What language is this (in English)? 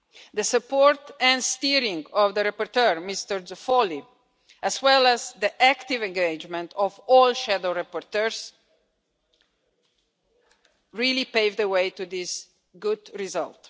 English